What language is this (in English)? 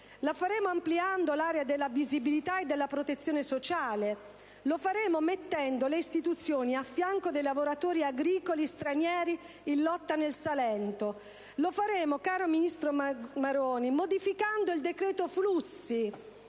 Italian